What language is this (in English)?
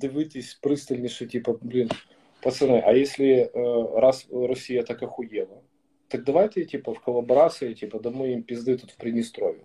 Ukrainian